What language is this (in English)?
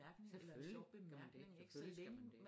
Danish